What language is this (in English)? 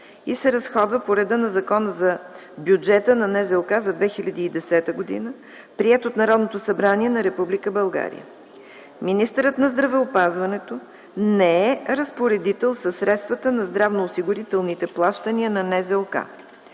Bulgarian